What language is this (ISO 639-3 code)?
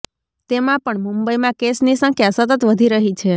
guj